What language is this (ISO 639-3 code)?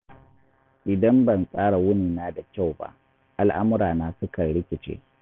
hau